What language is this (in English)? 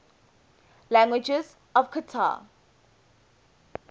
English